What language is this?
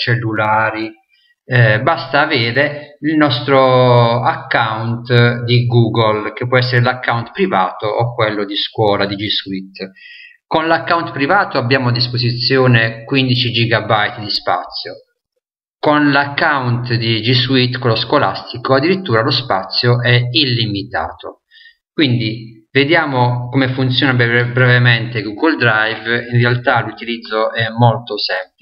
Italian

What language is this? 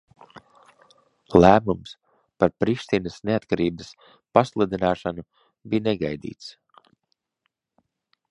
Latvian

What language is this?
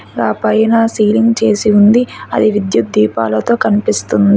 Telugu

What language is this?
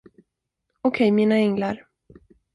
Swedish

